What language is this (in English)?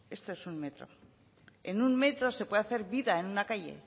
Spanish